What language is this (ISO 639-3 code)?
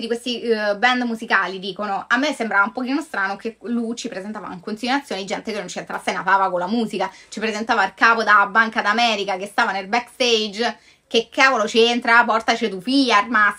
ita